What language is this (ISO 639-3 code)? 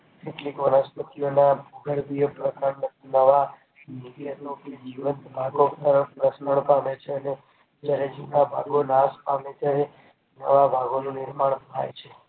guj